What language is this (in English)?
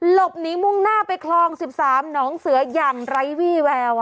Thai